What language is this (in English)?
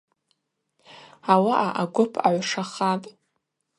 Abaza